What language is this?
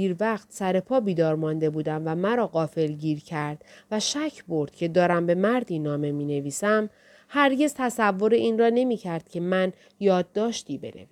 Persian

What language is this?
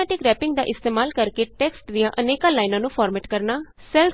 Punjabi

